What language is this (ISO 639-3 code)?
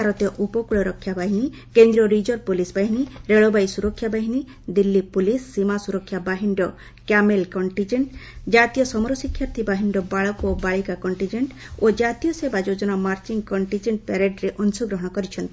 ori